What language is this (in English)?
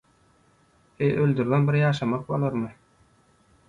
Turkmen